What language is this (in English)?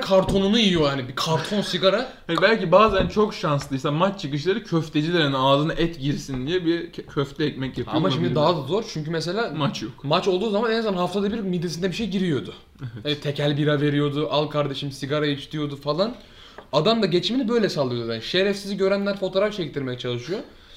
Turkish